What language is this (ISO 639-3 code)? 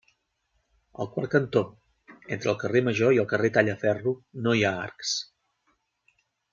cat